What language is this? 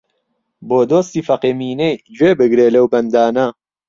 Central Kurdish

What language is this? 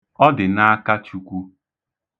Igbo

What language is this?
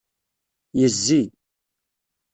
Kabyle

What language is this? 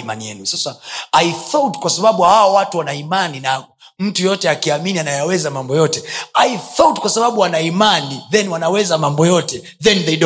Swahili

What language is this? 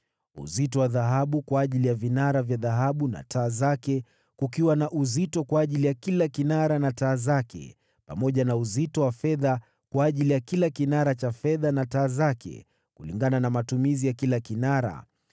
Swahili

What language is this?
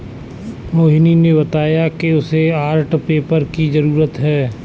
Hindi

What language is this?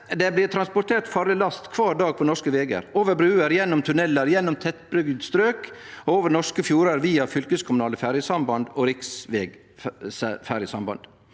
Norwegian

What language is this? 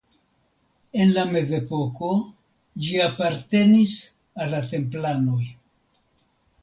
Esperanto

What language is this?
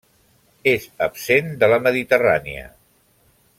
Catalan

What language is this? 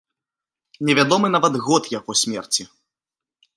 Belarusian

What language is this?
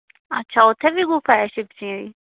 Dogri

